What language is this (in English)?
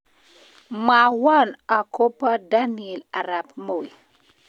Kalenjin